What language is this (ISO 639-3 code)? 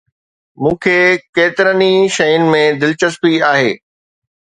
snd